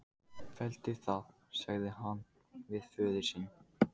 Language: Icelandic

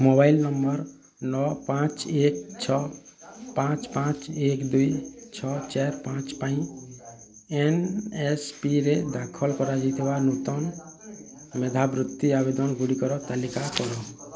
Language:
Odia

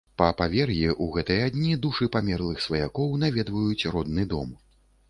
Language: Belarusian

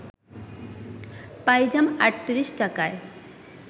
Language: Bangla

